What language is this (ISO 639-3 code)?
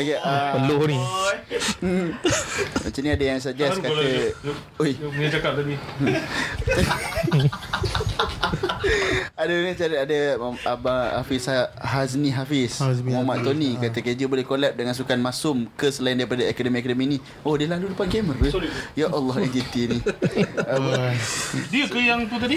msa